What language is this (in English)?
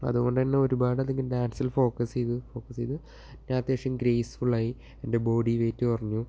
Malayalam